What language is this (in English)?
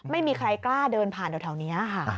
Thai